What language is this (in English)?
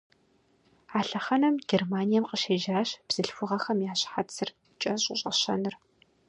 Kabardian